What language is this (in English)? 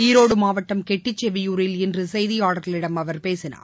Tamil